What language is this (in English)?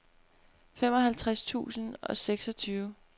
Danish